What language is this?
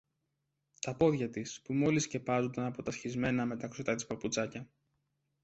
Greek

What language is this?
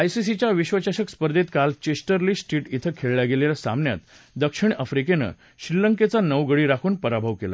Marathi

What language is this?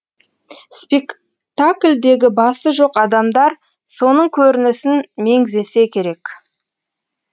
Kazakh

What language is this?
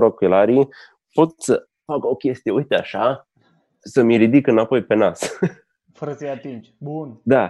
Romanian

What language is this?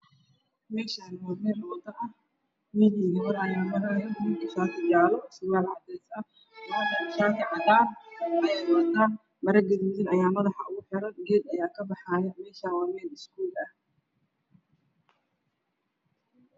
Somali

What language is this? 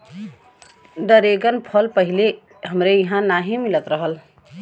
Bhojpuri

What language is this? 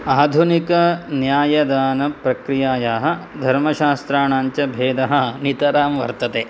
Sanskrit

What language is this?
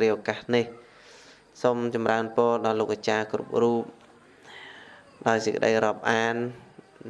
Vietnamese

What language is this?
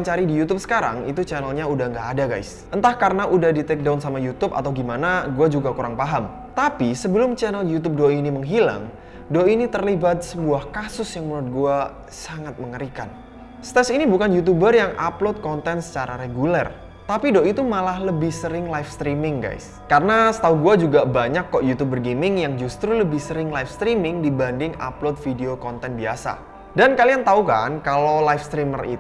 Indonesian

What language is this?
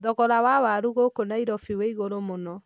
Kikuyu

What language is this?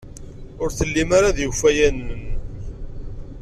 Kabyle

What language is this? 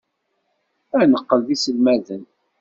Kabyle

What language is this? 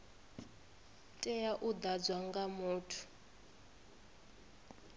Venda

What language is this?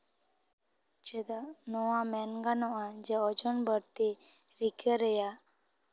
Santali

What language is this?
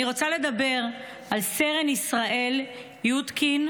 Hebrew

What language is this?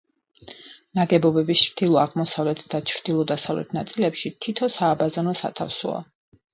Georgian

